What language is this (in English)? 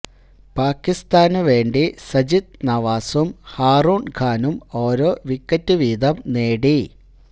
Malayalam